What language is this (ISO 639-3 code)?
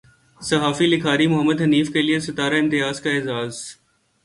urd